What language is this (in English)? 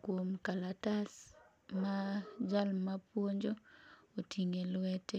Luo (Kenya and Tanzania)